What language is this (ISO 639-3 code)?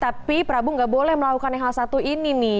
ind